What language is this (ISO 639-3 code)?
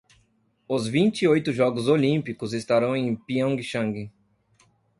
por